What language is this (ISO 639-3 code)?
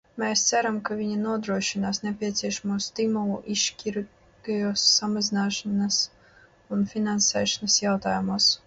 lav